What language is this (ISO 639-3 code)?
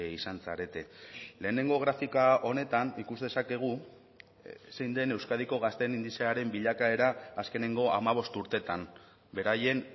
eus